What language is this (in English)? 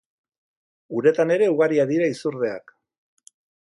Basque